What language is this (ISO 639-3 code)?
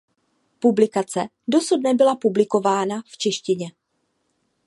ces